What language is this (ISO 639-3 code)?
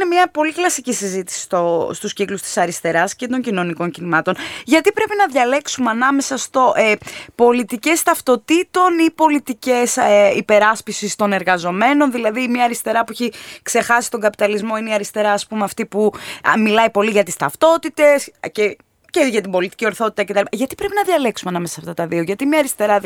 ell